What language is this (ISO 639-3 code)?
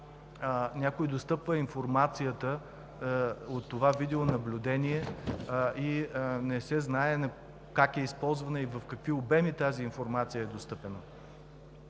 bul